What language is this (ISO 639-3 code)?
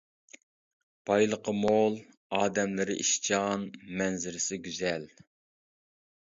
uig